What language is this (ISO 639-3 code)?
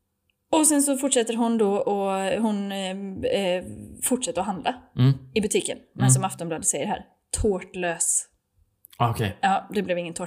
swe